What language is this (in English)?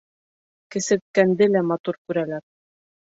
Bashkir